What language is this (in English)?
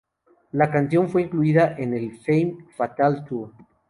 Spanish